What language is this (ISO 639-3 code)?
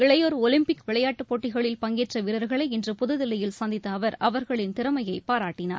tam